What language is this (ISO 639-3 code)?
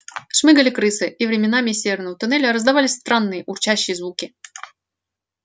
rus